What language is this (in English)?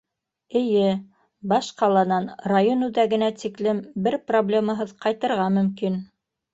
Bashkir